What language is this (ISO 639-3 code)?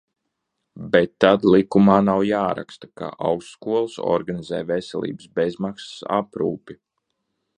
lav